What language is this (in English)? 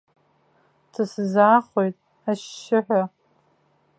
Abkhazian